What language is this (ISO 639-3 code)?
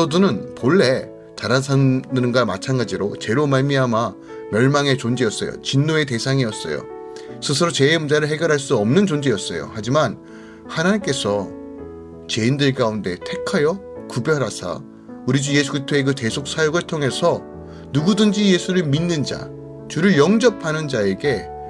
kor